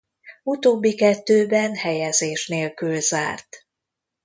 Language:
Hungarian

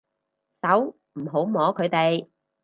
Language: Cantonese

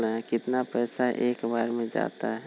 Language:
Magahi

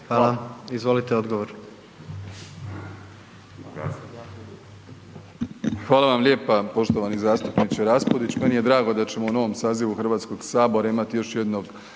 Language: Croatian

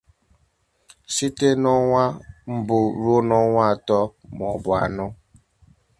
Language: Igbo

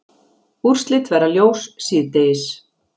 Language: Icelandic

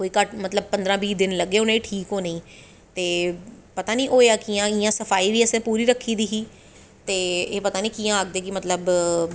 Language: Dogri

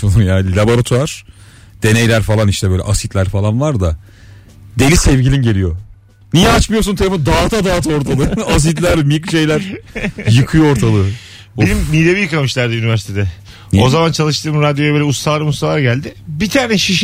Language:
Turkish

